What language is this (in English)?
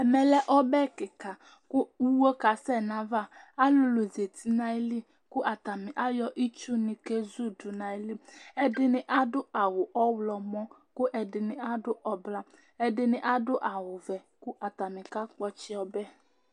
Ikposo